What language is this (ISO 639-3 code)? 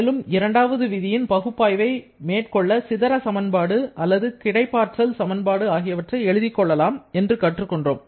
tam